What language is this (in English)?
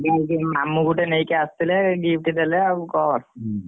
Odia